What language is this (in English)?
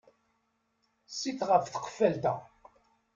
Kabyle